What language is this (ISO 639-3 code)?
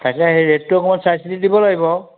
asm